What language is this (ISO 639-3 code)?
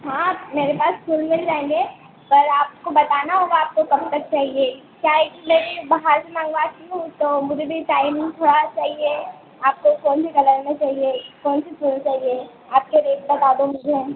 hin